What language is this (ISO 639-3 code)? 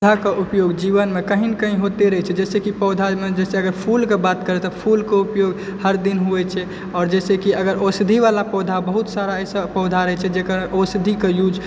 mai